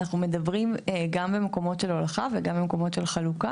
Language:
Hebrew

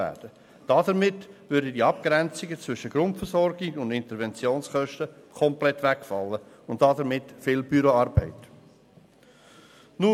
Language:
Swiss German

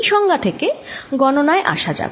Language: Bangla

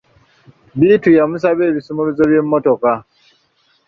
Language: Ganda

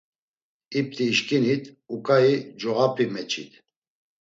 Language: Laz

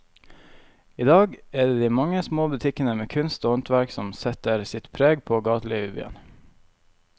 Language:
Norwegian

